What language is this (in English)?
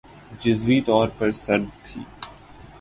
Urdu